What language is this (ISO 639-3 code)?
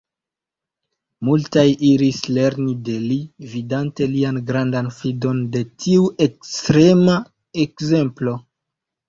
epo